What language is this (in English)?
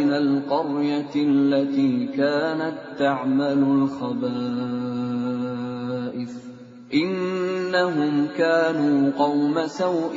Indonesian